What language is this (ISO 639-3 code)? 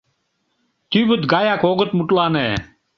chm